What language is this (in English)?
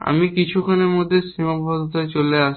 Bangla